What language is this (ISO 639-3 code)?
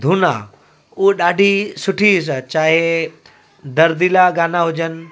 snd